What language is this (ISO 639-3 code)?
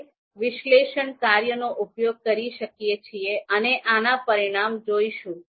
guj